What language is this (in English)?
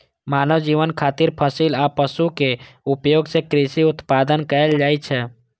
Maithili